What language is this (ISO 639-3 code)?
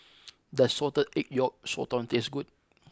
eng